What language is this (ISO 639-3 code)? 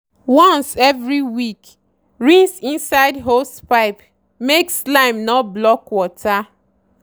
pcm